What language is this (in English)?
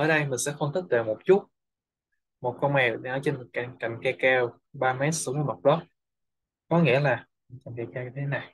Vietnamese